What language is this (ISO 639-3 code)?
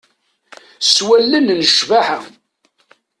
kab